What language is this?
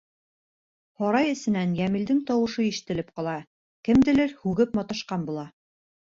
Bashkir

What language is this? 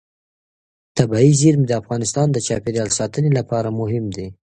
Pashto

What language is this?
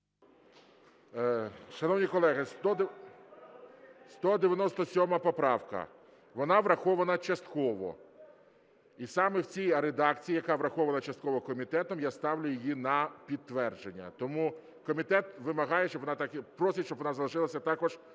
Ukrainian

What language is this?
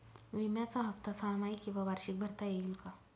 Marathi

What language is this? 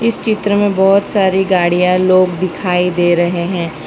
Hindi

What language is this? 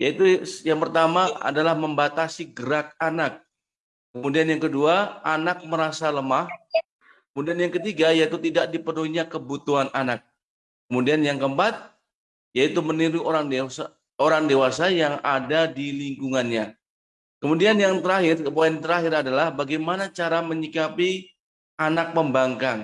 Indonesian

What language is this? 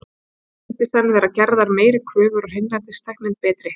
Icelandic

